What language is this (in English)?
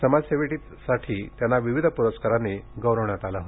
Marathi